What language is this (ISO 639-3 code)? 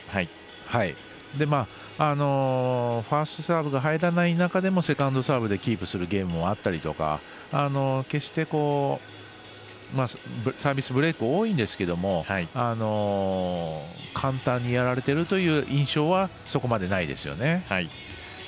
jpn